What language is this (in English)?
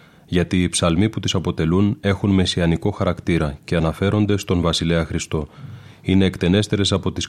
Greek